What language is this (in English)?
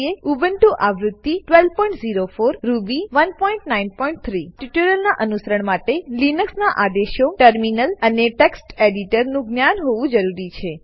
Gujarati